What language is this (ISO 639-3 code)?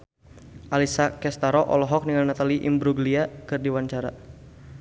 sun